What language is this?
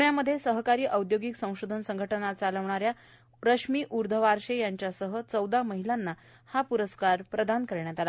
Marathi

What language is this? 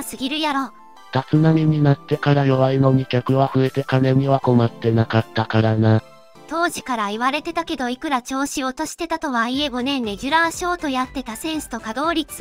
Japanese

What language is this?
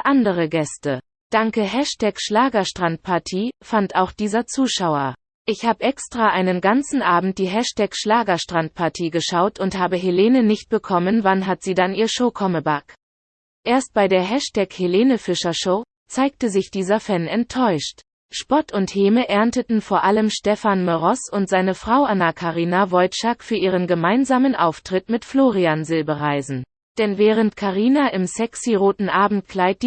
German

